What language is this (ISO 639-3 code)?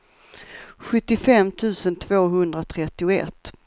swe